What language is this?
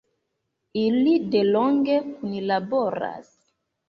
Esperanto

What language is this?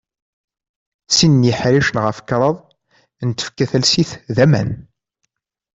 Kabyle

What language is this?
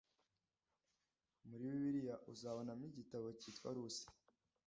Kinyarwanda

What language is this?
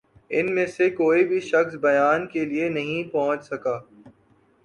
Urdu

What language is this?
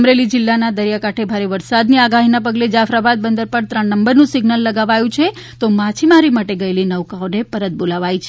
Gujarati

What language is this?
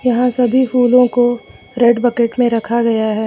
Hindi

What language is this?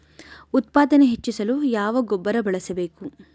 Kannada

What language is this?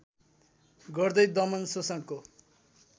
Nepali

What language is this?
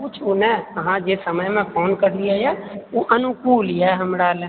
Maithili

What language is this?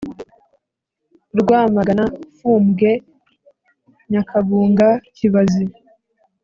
Kinyarwanda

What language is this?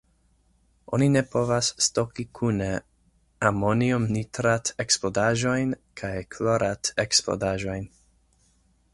Esperanto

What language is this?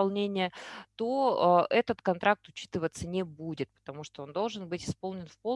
Russian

